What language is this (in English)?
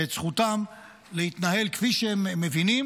Hebrew